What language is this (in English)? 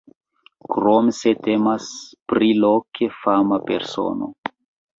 Esperanto